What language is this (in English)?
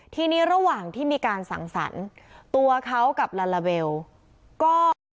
Thai